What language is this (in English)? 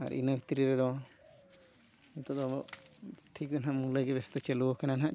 Santali